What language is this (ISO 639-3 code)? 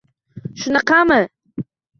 uzb